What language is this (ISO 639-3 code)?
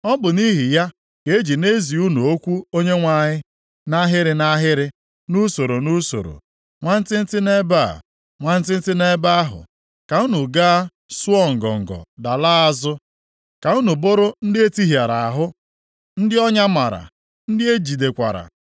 ibo